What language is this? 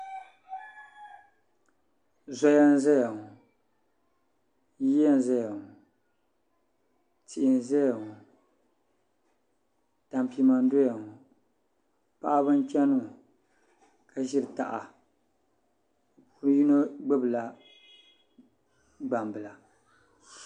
Dagbani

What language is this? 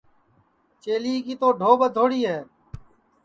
Sansi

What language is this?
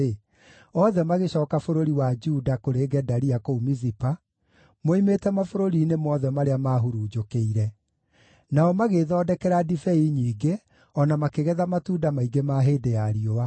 Kikuyu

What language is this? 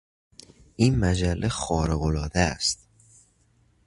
Persian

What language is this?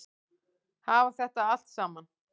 Icelandic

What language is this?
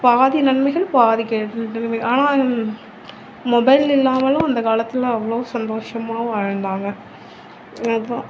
Tamil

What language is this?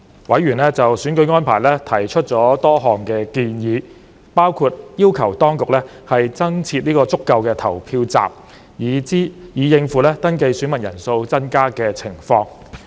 Cantonese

